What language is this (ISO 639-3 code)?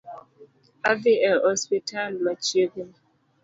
luo